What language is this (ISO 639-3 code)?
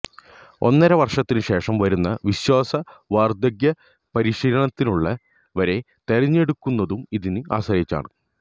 mal